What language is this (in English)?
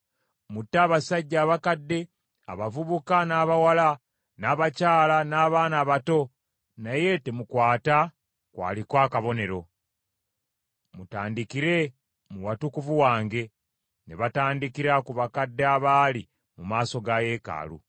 Ganda